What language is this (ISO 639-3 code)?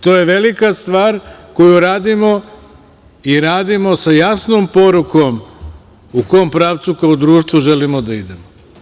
srp